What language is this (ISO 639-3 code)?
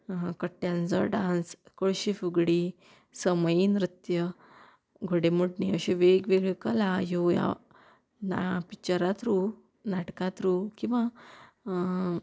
kok